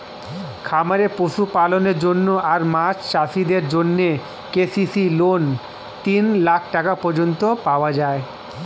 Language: Bangla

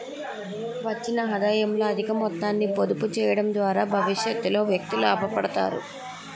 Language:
Telugu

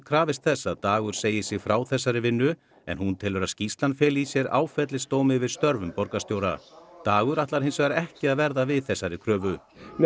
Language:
Icelandic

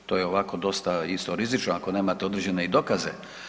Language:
Croatian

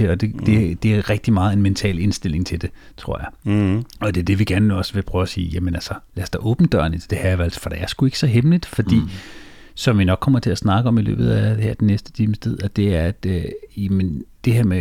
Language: Danish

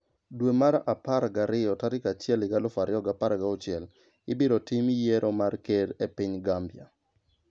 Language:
Luo (Kenya and Tanzania)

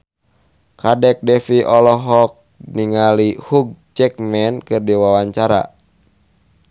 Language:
Sundanese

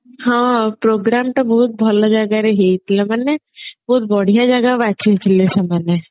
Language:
Odia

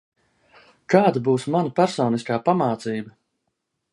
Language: Latvian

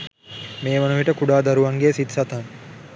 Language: Sinhala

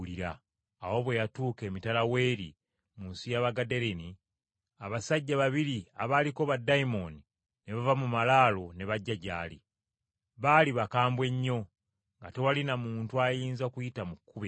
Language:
Ganda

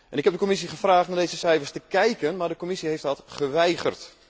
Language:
Dutch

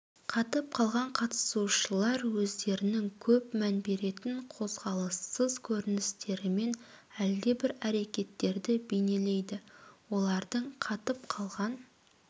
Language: Kazakh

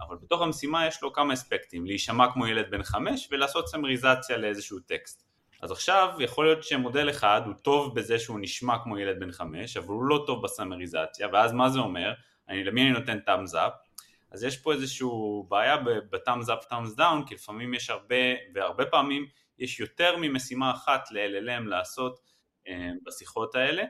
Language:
Hebrew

